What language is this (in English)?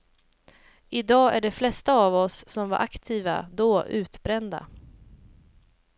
Swedish